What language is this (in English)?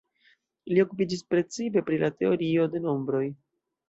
Esperanto